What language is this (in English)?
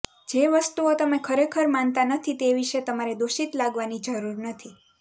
Gujarati